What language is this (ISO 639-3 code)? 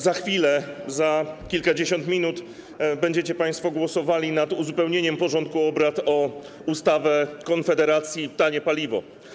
pol